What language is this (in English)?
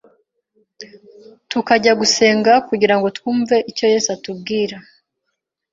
Kinyarwanda